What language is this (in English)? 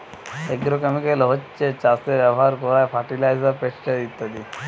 Bangla